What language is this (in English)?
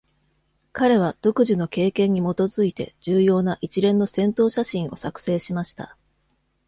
Japanese